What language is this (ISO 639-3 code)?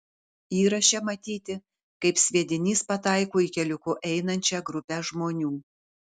lit